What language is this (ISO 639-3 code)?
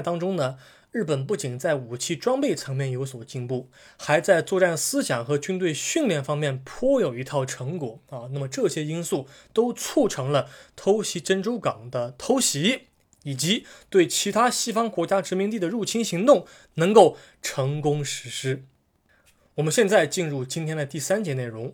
zho